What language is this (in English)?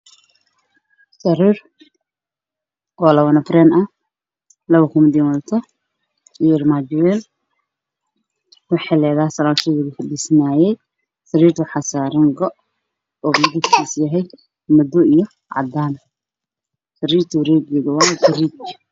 Somali